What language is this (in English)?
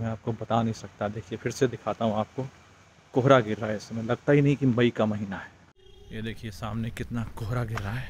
Hindi